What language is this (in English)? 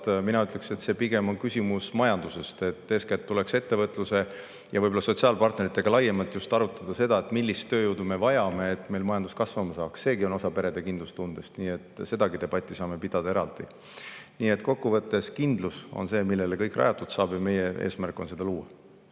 Estonian